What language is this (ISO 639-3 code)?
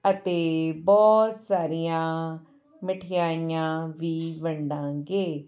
pan